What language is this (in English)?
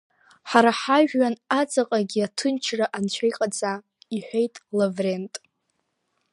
Abkhazian